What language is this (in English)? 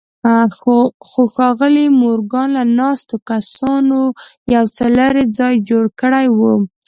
Pashto